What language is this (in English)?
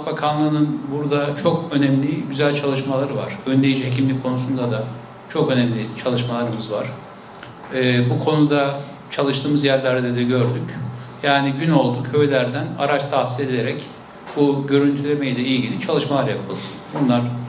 Turkish